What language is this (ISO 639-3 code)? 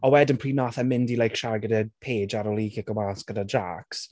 cym